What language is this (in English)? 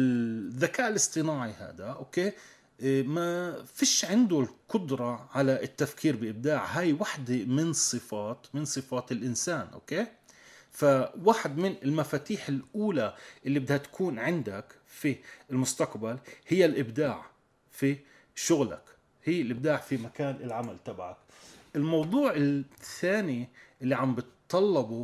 Arabic